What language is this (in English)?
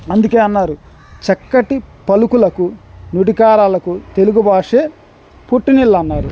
Telugu